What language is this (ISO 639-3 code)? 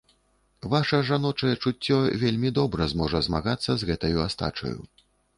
bel